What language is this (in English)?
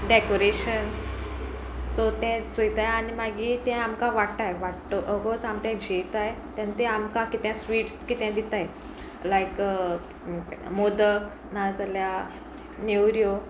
Konkani